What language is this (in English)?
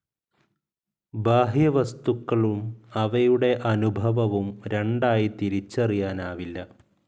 Malayalam